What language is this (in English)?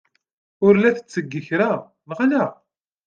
Kabyle